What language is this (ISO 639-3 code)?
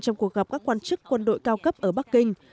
vie